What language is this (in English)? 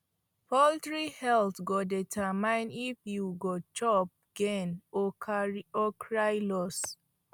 Nigerian Pidgin